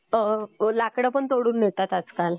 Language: Marathi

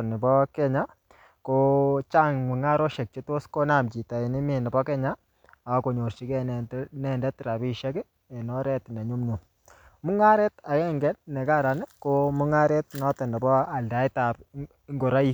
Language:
Kalenjin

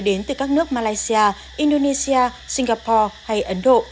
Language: Vietnamese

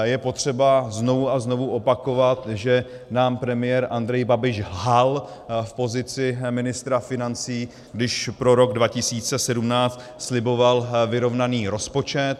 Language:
Czech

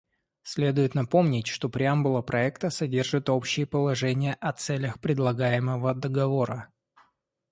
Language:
Russian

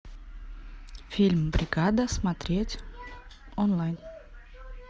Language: Russian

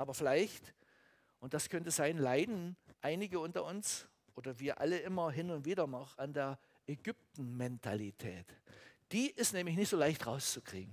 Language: German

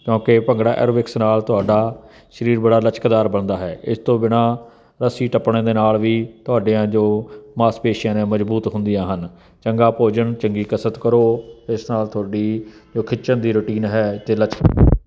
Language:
Punjabi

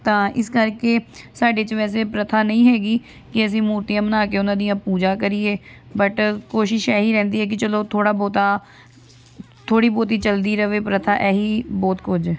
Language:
Punjabi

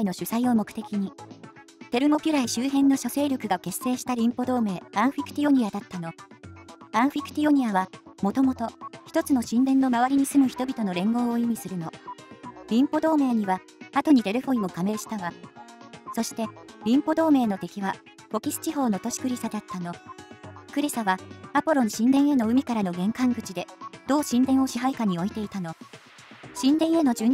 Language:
Japanese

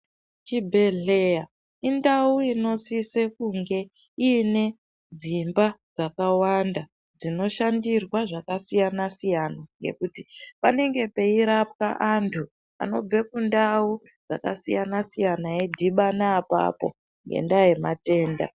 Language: Ndau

